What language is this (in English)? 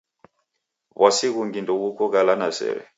Taita